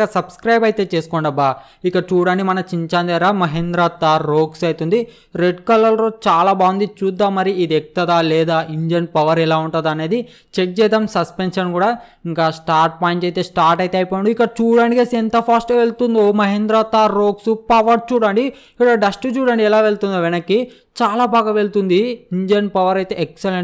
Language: Telugu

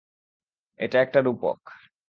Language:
Bangla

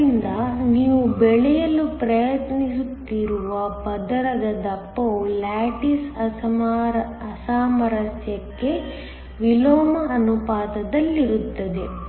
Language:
Kannada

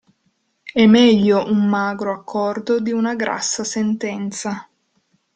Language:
Italian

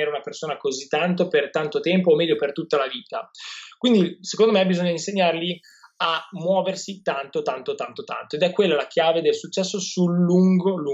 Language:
Italian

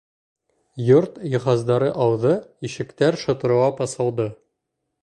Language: Bashkir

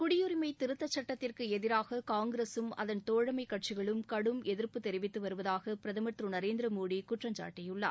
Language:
Tamil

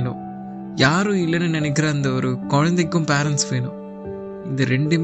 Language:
Tamil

